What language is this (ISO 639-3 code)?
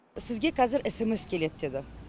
kaz